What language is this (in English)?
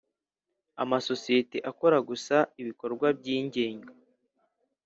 Kinyarwanda